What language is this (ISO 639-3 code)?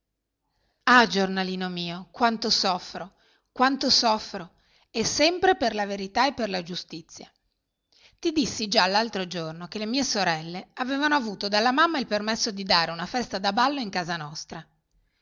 ita